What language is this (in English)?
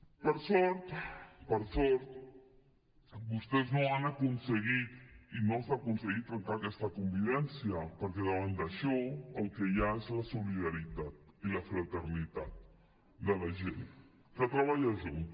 Catalan